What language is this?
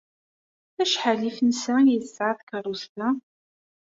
Kabyle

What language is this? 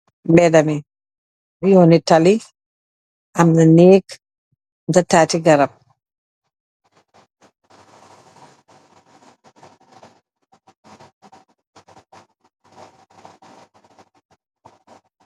Wolof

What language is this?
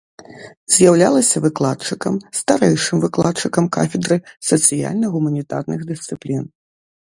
Belarusian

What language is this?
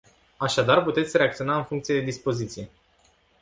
Romanian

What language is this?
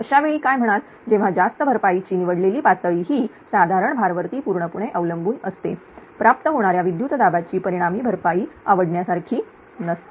Marathi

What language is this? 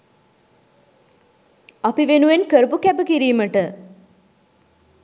Sinhala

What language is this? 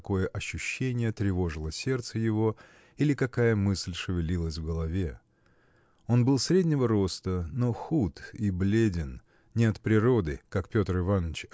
Russian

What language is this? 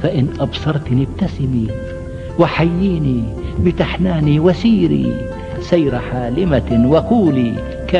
Arabic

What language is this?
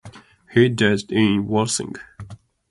English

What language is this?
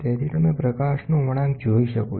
Gujarati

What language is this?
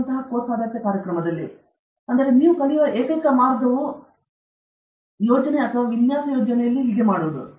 Kannada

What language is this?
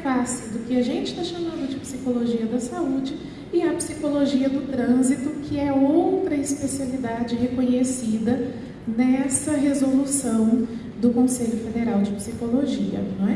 Portuguese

